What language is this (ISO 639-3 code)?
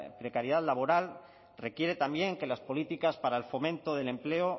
spa